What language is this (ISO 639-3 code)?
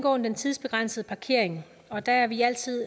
dan